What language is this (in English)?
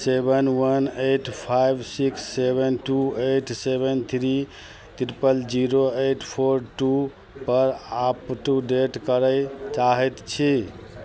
Maithili